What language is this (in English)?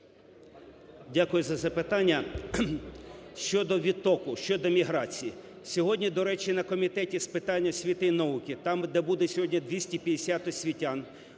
Ukrainian